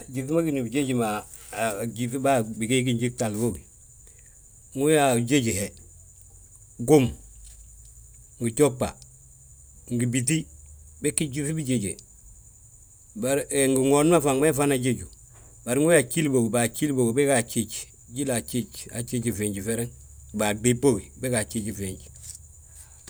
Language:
Balanta-Ganja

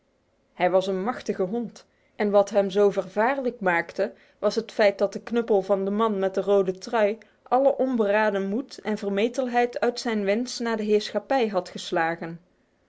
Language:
Dutch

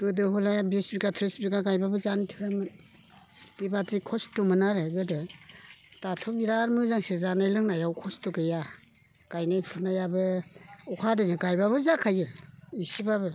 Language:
Bodo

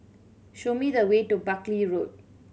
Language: English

